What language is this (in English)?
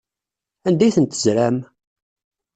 Kabyle